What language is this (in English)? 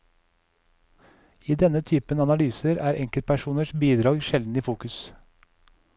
Norwegian